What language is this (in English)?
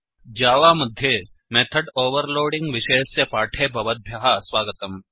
Sanskrit